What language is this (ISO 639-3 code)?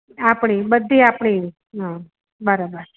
guj